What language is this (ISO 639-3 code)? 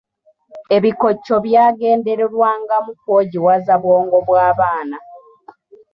lug